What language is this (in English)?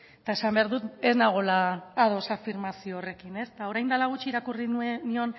Basque